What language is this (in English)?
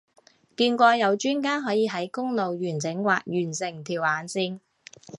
Cantonese